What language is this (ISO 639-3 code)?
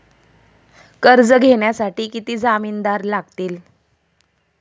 mar